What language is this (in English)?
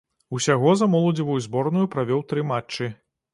Belarusian